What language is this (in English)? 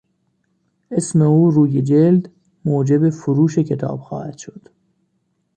Persian